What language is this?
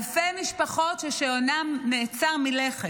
Hebrew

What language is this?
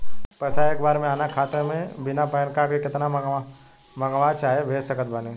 Bhojpuri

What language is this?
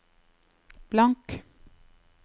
Norwegian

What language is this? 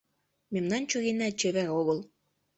Mari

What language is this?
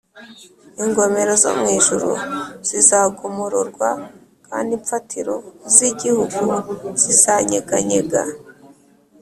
Kinyarwanda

